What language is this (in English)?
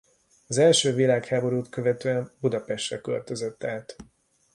Hungarian